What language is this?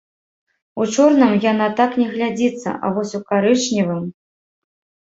Belarusian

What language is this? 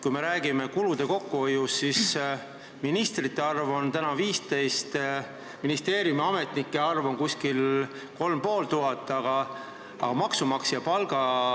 Estonian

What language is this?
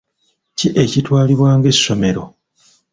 Ganda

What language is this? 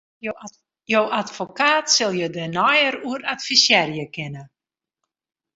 Western Frisian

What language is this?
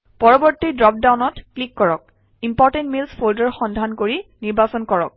Assamese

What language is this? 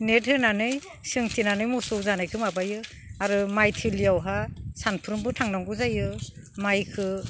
Bodo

